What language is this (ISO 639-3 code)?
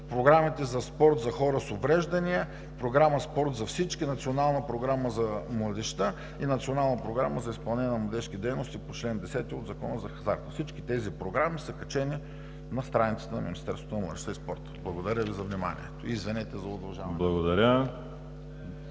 bul